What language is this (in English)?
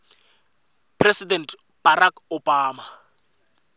Swati